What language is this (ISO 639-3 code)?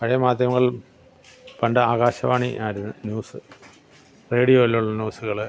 mal